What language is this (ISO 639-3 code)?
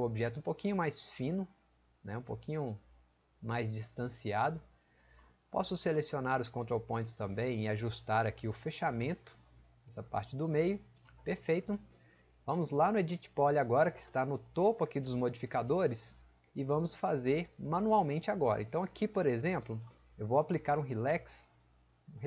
por